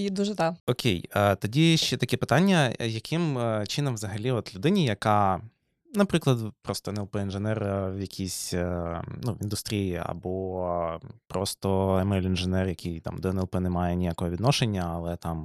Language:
Ukrainian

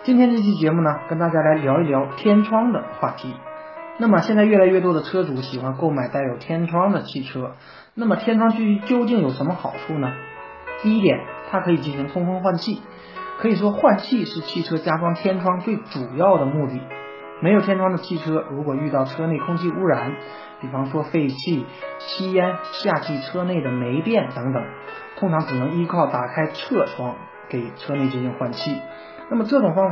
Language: Chinese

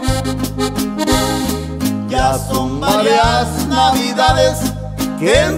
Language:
Spanish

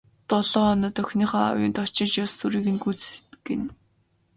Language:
Mongolian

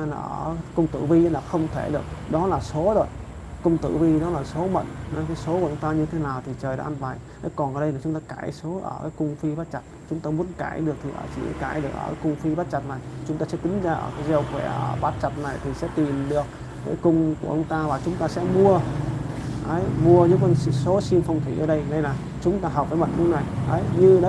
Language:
Vietnamese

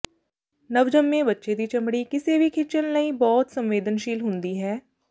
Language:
Punjabi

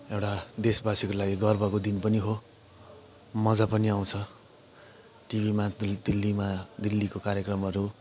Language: Nepali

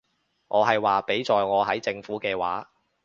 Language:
Cantonese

